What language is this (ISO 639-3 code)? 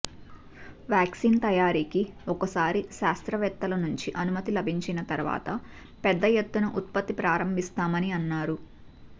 tel